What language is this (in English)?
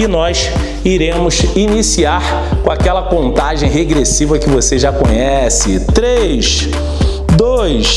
Portuguese